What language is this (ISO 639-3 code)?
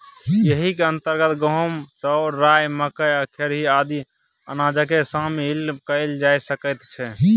mai